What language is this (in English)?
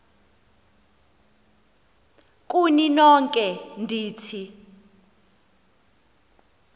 Xhosa